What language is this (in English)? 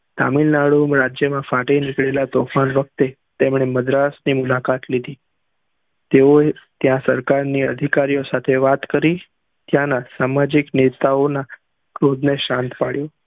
Gujarati